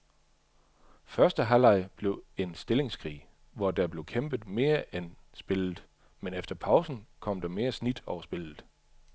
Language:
Danish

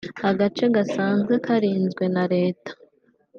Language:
Kinyarwanda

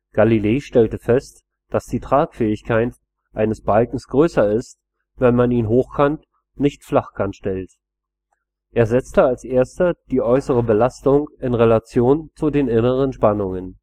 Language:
German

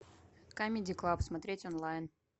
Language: Russian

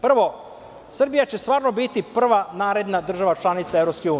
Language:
Serbian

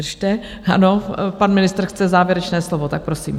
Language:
Czech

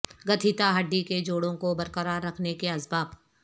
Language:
Urdu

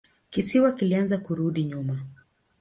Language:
Swahili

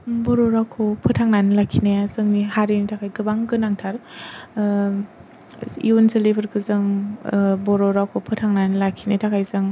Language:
Bodo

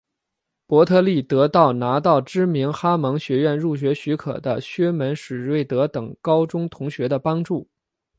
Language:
Chinese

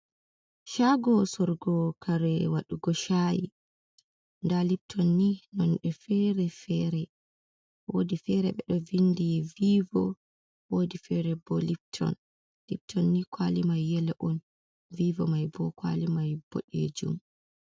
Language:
Fula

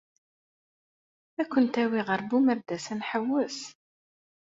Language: Kabyle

